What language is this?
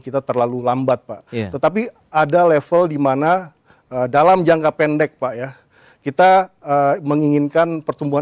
Indonesian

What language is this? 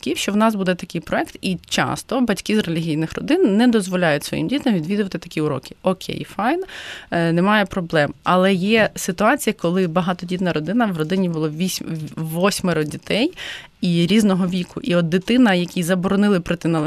Ukrainian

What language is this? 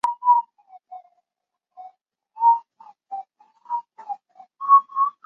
Chinese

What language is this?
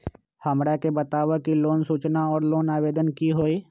Magahi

